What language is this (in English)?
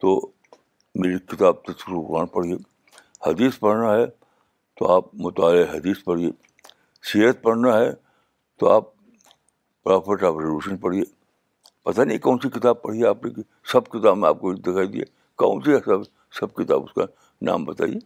Urdu